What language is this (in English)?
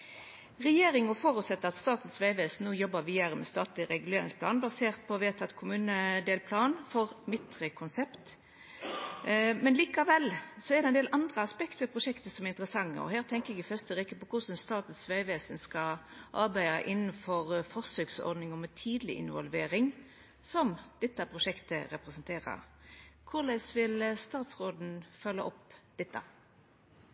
Norwegian Nynorsk